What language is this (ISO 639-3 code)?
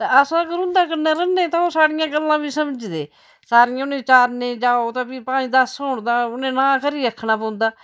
doi